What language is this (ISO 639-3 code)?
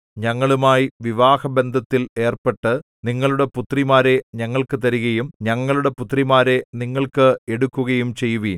mal